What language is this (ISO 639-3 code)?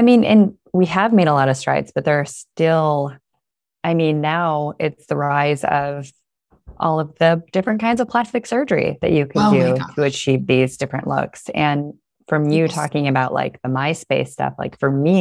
eng